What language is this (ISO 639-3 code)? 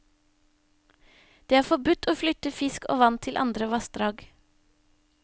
nor